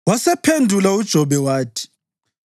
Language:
North Ndebele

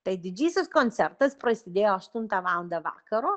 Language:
Lithuanian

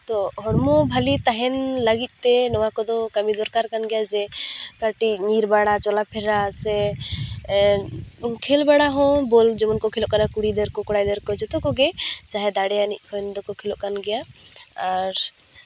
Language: Santali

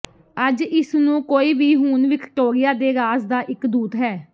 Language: Punjabi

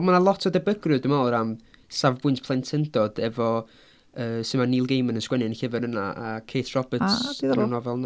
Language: Welsh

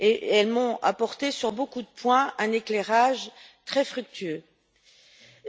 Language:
French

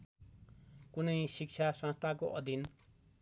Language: Nepali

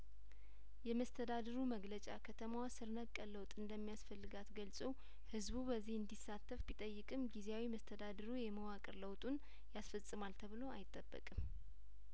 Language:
Amharic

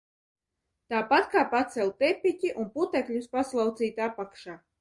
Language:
Latvian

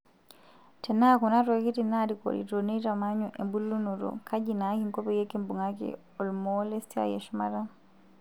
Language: Masai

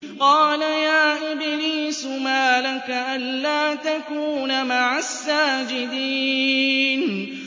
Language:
Arabic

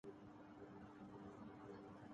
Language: Urdu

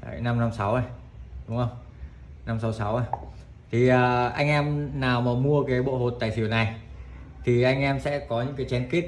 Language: Vietnamese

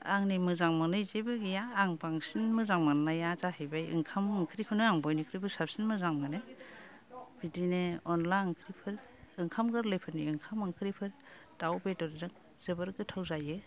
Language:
Bodo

